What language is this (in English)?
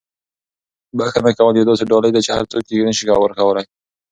Pashto